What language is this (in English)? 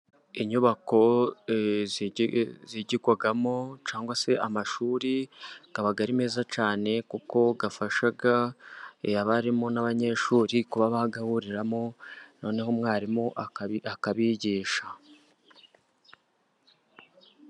Kinyarwanda